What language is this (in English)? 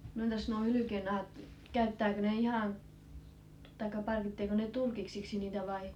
Finnish